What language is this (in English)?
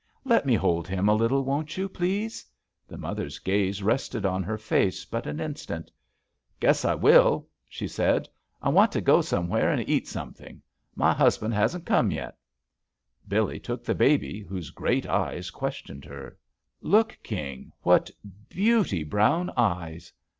English